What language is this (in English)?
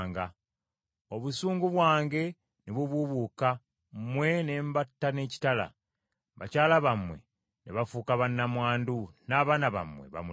Ganda